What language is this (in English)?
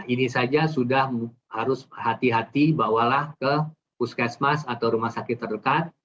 Indonesian